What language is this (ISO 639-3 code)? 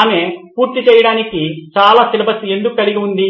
tel